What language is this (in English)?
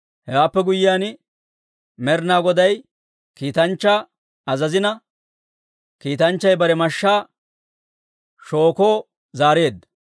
Dawro